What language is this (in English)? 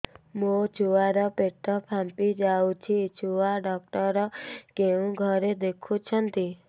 Odia